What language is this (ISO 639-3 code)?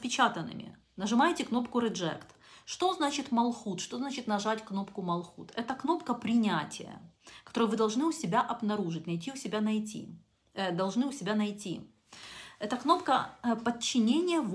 rus